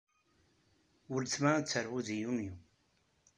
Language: Kabyle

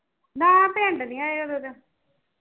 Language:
Punjabi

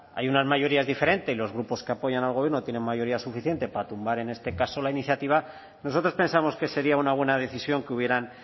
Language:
Spanish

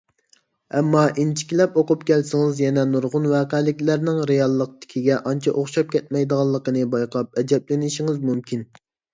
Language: Uyghur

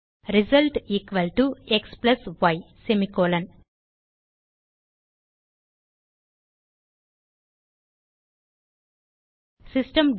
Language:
Tamil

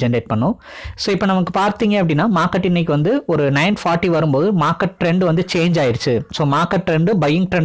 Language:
Tamil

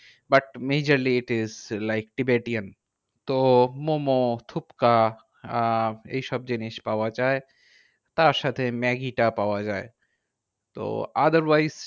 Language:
Bangla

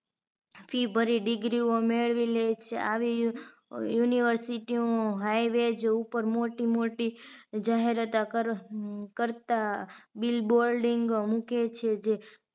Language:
Gujarati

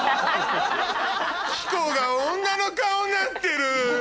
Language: Japanese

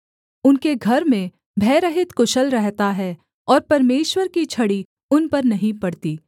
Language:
Hindi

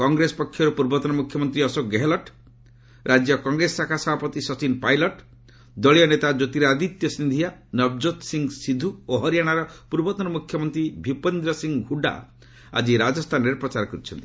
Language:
Odia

